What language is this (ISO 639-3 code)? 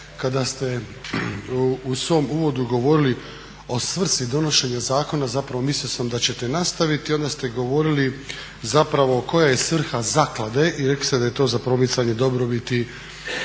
hrv